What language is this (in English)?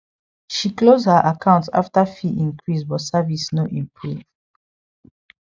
Nigerian Pidgin